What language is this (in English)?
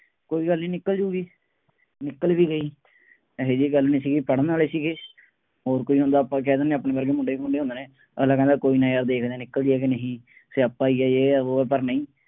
Punjabi